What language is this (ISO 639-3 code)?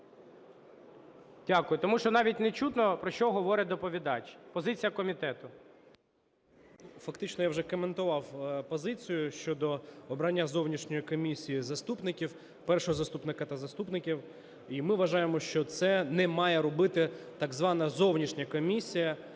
ukr